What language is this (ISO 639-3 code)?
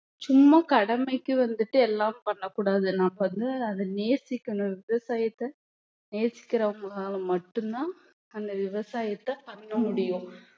tam